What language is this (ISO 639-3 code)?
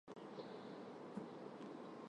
hye